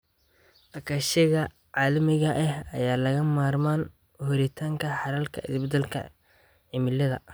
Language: Somali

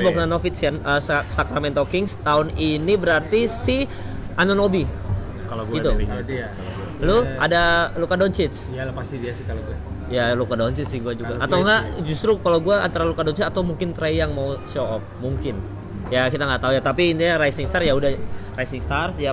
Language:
Indonesian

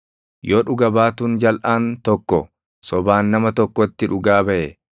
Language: Oromo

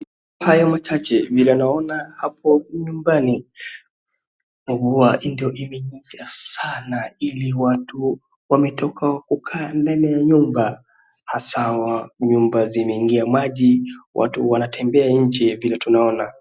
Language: Swahili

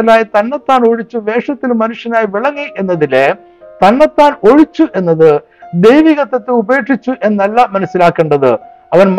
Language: Malayalam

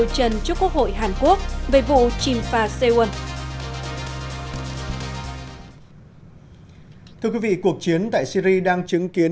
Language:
Vietnamese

